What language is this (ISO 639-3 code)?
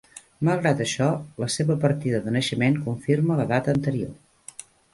cat